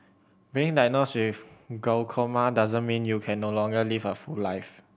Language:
English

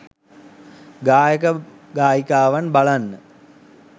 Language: Sinhala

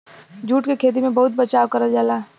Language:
Bhojpuri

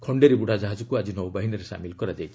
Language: Odia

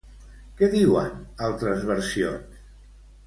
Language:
Catalan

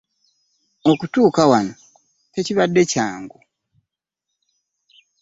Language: Ganda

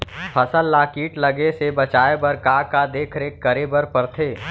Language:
Chhattisgarhi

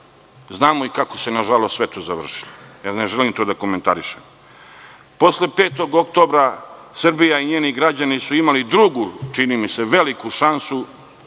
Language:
Serbian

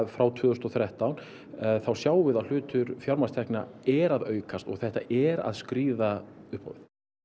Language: Icelandic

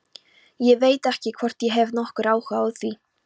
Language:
Icelandic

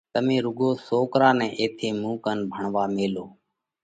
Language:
Parkari Koli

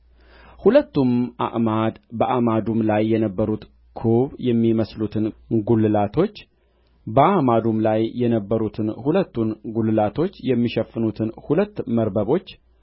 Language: Amharic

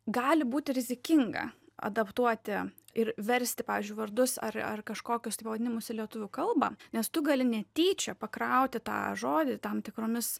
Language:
Lithuanian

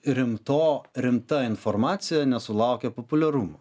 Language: Lithuanian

